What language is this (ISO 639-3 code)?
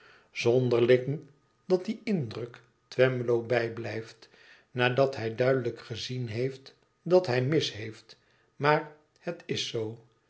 nld